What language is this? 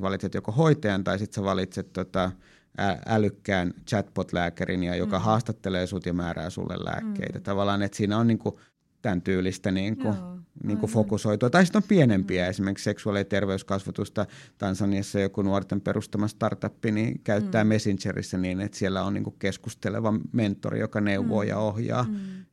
Finnish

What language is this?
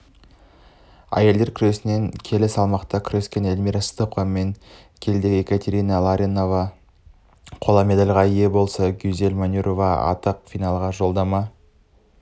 Kazakh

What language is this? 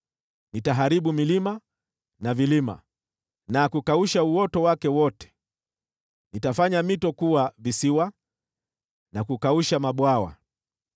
Swahili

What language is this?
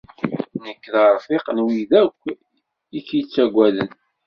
Kabyle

